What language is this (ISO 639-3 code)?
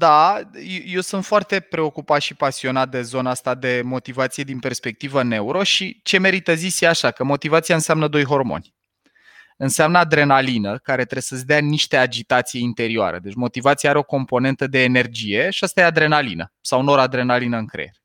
ron